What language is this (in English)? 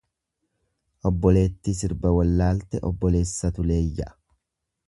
Oromo